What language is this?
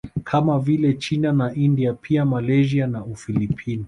Swahili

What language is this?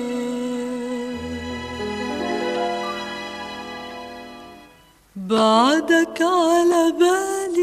Arabic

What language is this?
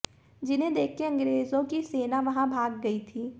Hindi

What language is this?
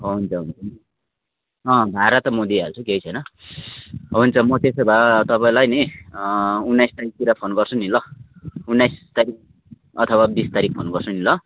Nepali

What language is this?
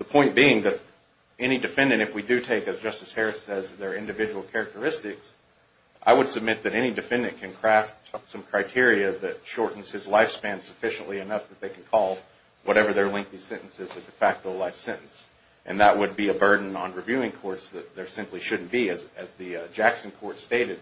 English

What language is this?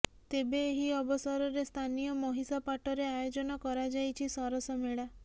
Odia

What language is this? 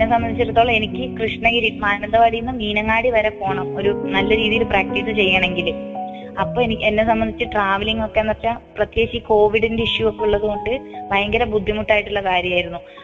Malayalam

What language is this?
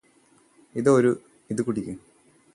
Malayalam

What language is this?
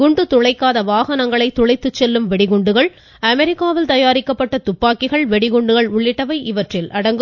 Tamil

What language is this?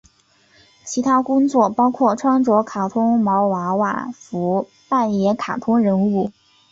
Chinese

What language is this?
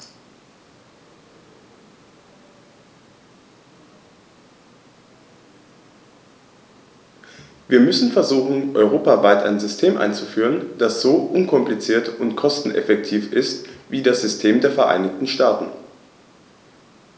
German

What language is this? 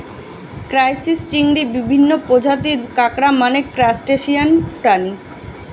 Bangla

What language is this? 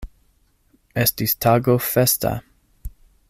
Esperanto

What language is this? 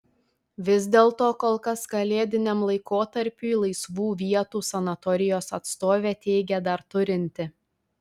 Lithuanian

